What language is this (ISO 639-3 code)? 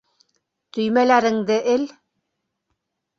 bak